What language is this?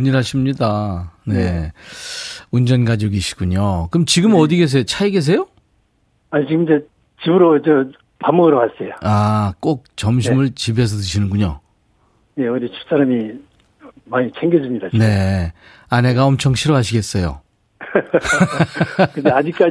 Korean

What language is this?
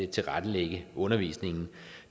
Danish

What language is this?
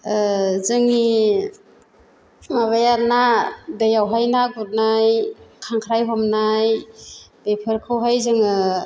Bodo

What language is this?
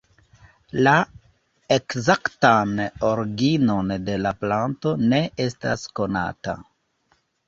Esperanto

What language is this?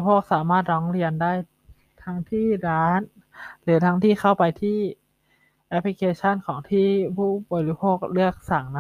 Thai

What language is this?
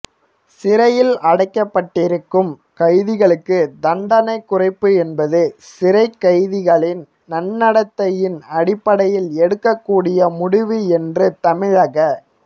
Tamil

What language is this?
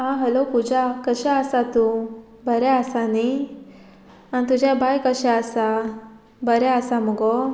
Konkani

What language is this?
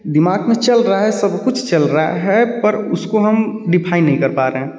Hindi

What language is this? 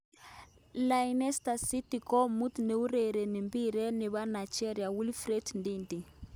Kalenjin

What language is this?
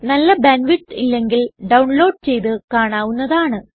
Malayalam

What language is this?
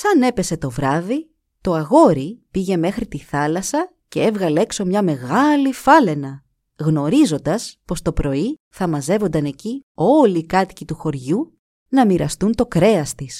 Greek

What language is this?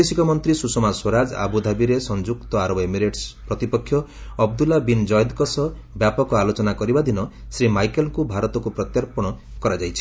Odia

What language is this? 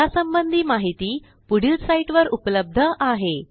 Marathi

